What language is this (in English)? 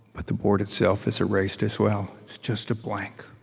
English